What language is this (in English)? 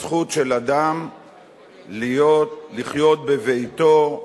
Hebrew